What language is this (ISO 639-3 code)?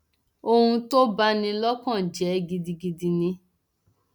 yor